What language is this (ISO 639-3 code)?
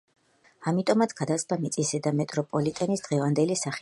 kat